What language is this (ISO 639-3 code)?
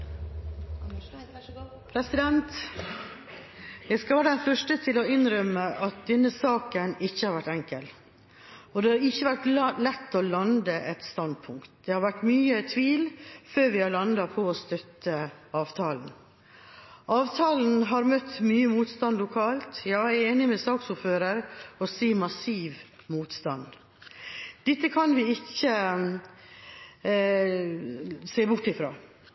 nob